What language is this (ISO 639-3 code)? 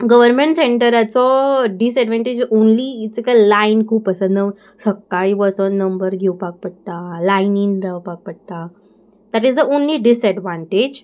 kok